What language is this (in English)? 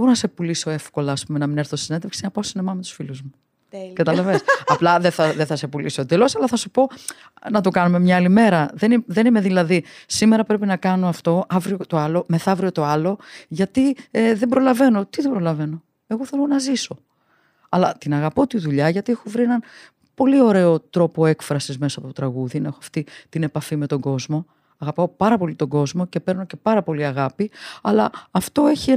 Greek